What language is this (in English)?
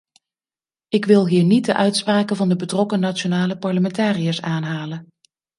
Dutch